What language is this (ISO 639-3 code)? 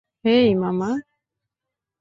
ben